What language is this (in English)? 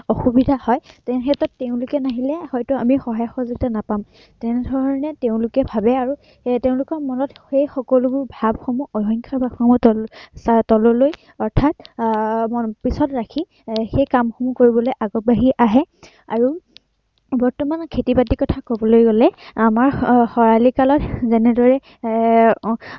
Assamese